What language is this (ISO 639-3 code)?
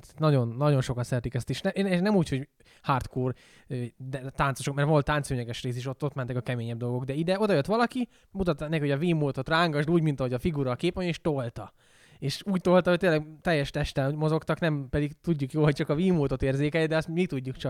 hun